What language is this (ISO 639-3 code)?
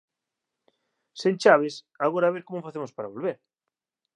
glg